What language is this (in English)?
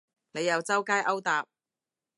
Cantonese